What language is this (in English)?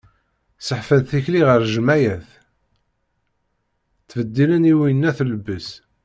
Kabyle